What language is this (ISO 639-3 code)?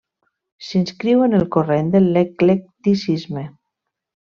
cat